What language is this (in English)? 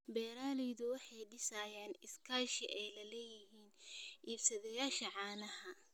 Somali